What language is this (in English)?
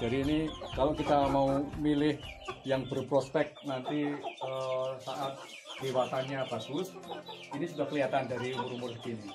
Indonesian